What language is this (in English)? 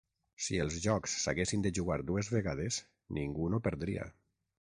Catalan